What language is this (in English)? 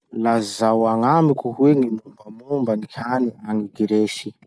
Masikoro Malagasy